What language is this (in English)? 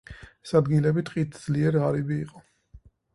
Georgian